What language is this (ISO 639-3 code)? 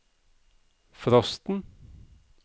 nor